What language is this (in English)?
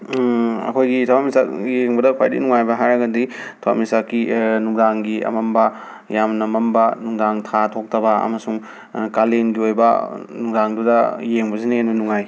Manipuri